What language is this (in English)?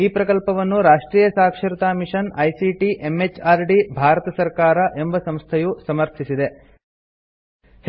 Kannada